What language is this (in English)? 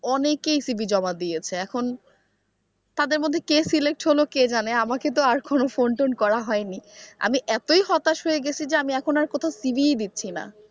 Bangla